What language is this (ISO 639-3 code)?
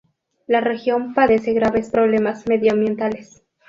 spa